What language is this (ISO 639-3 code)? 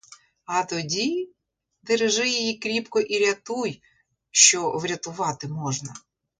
ukr